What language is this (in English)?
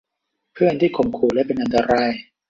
Thai